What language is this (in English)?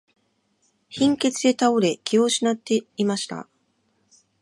Japanese